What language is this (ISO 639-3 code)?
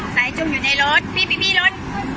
tha